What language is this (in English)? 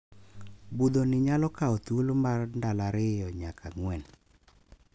Luo (Kenya and Tanzania)